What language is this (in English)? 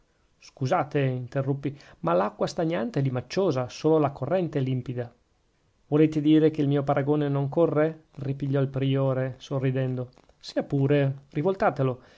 Italian